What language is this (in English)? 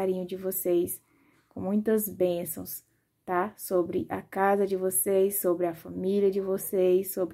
Portuguese